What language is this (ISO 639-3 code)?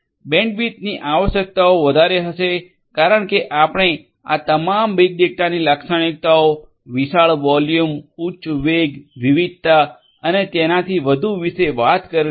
guj